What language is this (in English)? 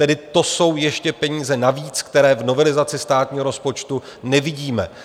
Czech